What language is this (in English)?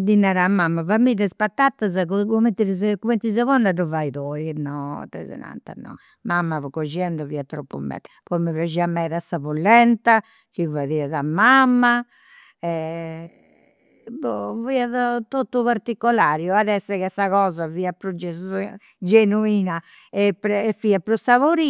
Campidanese Sardinian